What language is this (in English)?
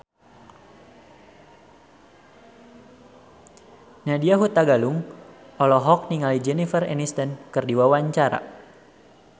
Sundanese